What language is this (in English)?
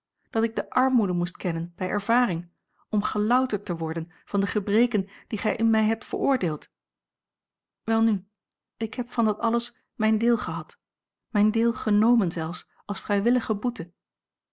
Dutch